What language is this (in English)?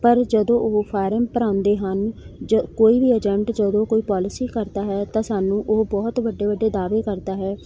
Punjabi